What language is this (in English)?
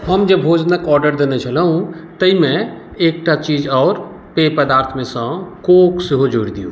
Maithili